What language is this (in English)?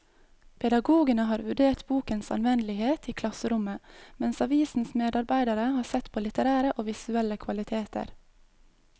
Norwegian